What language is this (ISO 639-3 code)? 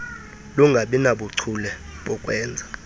xho